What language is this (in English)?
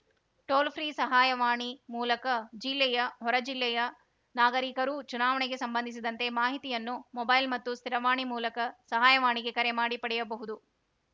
Kannada